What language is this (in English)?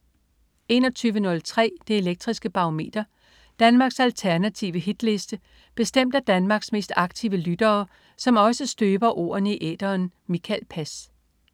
Danish